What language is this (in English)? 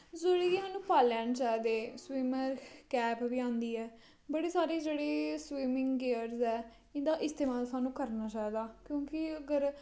Dogri